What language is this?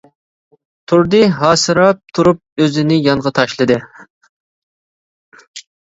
Uyghur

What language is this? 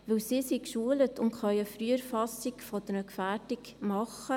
Swiss German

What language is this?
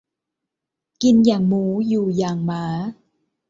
Thai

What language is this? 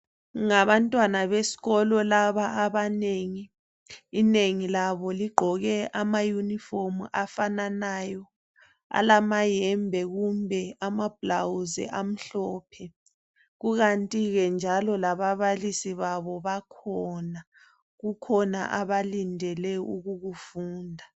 North Ndebele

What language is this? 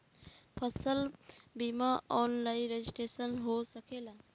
Bhojpuri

